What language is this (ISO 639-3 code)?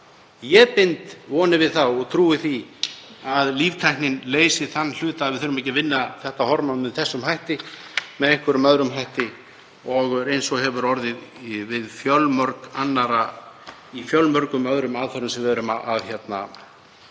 isl